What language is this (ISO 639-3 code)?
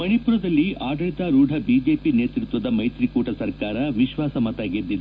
kan